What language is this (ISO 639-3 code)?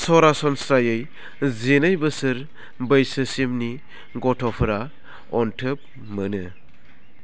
brx